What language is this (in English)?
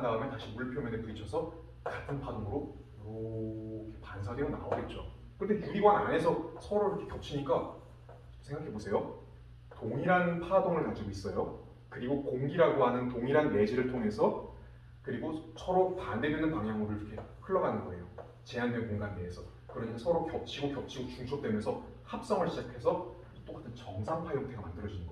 Korean